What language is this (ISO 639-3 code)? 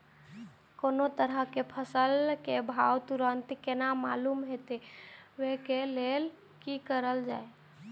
mai